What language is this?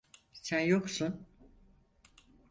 Turkish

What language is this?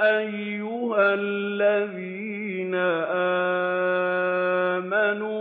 Arabic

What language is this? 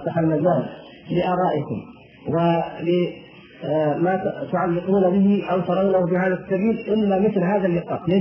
Arabic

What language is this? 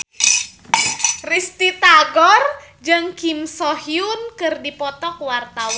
Sundanese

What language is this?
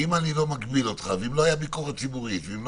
Hebrew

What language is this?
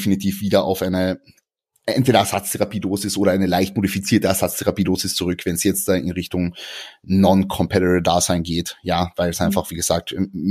German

